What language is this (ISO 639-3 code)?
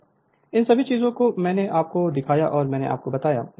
hin